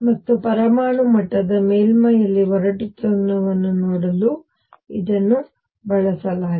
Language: Kannada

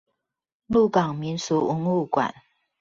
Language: Chinese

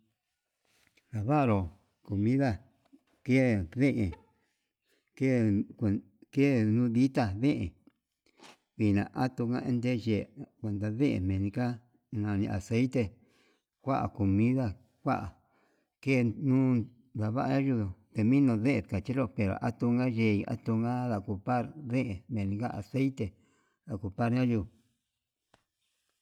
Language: Yutanduchi Mixtec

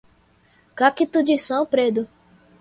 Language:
Portuguese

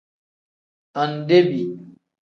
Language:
Tem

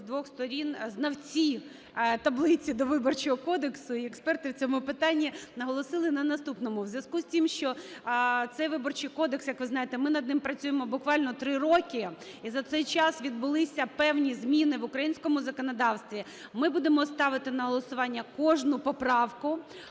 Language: Ukrainian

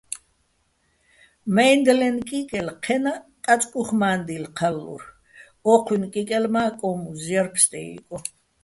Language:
Bats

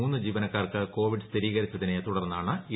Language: Malayalam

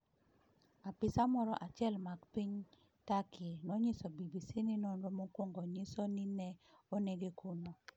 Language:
Luo (Kenya and Tanzania)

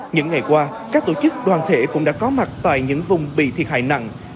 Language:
Vietnamese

